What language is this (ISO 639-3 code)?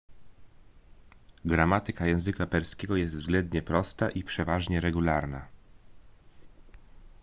pol